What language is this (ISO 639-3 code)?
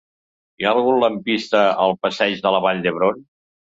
cat